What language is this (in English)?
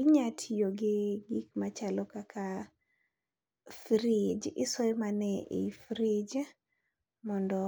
Luo (Kenya and Tanzania)